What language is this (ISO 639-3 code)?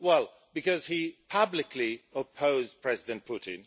eng